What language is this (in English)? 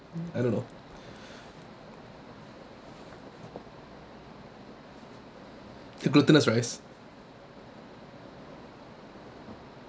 English